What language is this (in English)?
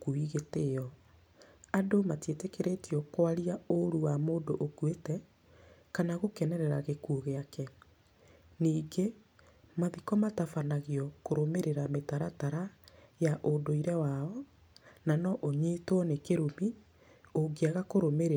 Kikuyu